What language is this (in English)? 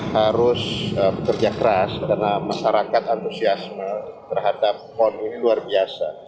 Indonesian